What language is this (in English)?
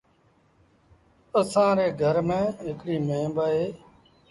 Sindhi Bhil